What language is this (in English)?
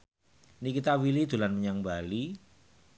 Javanese